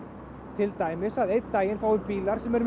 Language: Icelandic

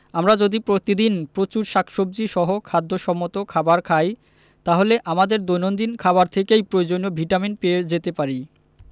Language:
Bangla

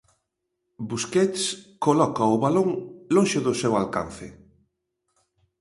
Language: Galician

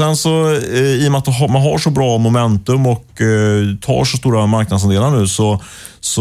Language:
Swedish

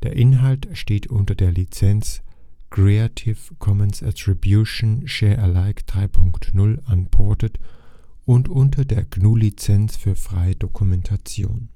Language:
German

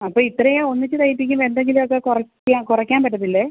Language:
Malayalam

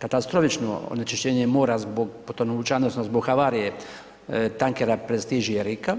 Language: Croatian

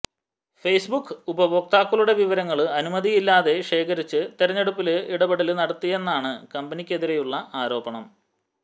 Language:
Malayalam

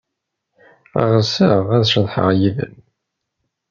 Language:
Kabyle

